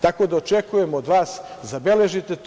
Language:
Serbian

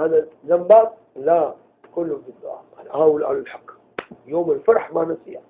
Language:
Arabic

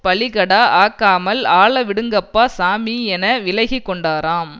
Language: Tamil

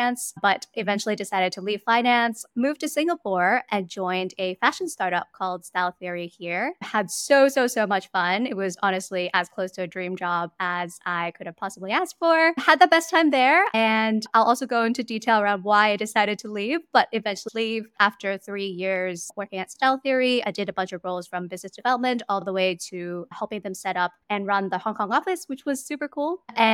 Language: English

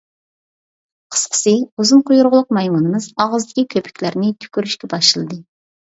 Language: Uyghur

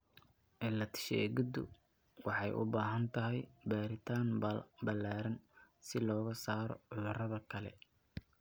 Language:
Somali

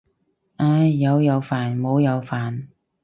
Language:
Cantonese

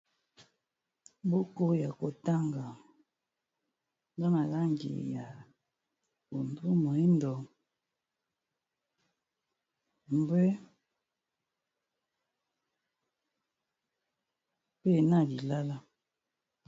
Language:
Lingala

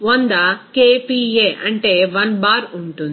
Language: Telugu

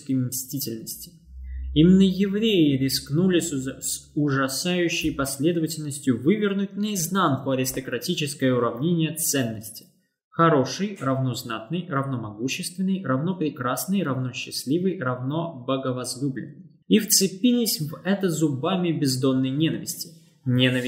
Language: Russian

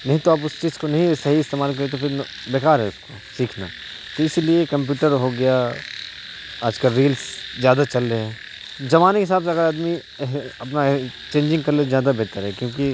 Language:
Urdu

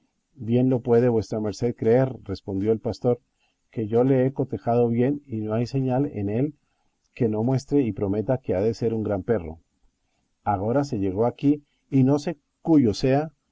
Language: Spanish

